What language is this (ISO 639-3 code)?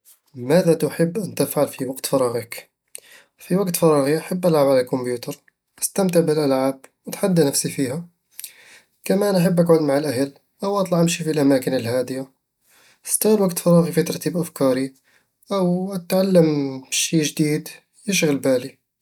avl